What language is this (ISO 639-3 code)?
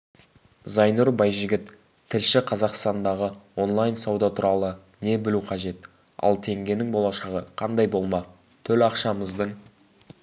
kaz